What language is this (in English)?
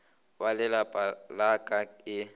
Northern Sotho